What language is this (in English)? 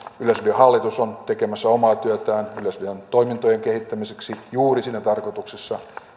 Finnish